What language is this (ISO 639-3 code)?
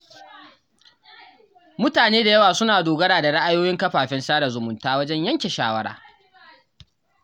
hau